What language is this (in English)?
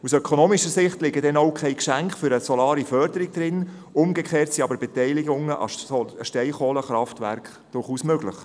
Swiss German